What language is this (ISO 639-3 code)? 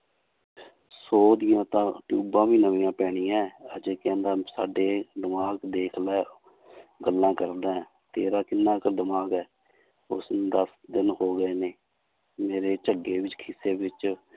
pan